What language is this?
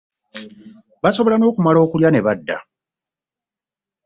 Ganda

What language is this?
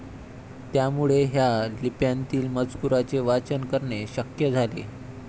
Marathi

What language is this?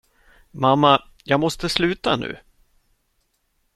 Swedish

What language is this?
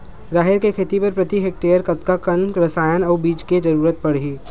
Chhattisgarhi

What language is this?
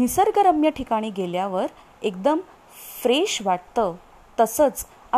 Marathi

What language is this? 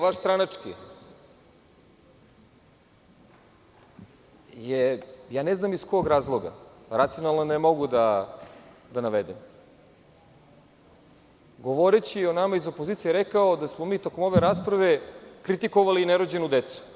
Serbian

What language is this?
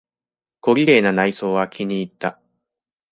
Japanese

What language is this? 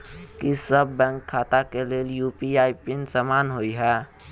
Maithili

